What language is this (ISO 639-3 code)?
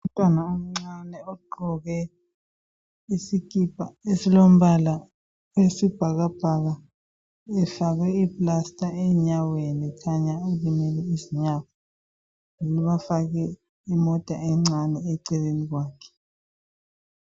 nde